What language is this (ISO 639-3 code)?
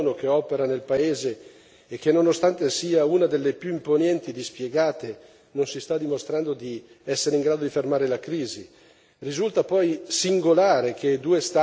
ita